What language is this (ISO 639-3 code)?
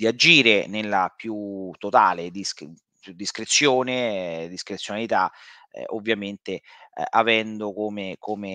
ita